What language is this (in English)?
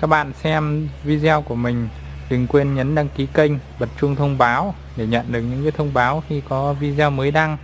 Vietnamese